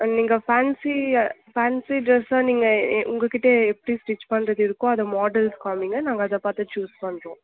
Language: Tamil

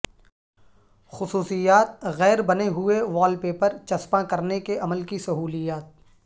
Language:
Urdu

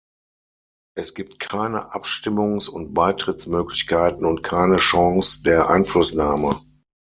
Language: German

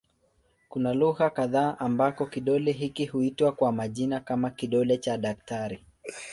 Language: Swahili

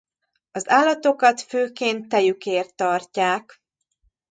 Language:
Hungarian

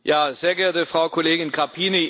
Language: German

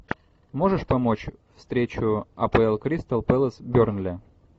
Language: Russian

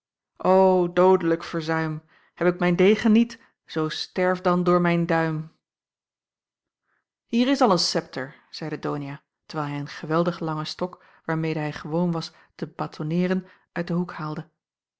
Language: Dutch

